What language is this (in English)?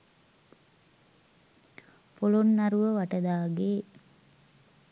Sinhala